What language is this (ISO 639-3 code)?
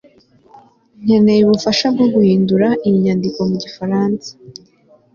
kin